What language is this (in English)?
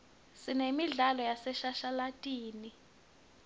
Swati